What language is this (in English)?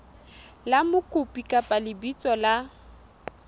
Southern Sotho